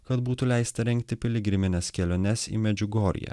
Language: Lithuanian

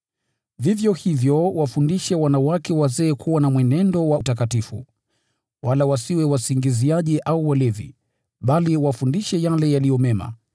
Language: Swahili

